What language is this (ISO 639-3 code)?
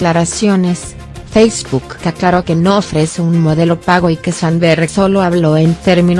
spa